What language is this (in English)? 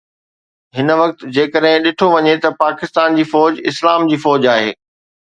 Sindhi